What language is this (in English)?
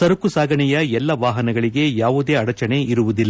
Kannada